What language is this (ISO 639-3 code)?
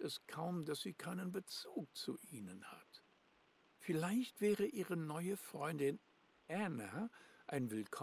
deu